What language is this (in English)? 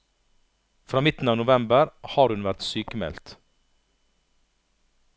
Norwegian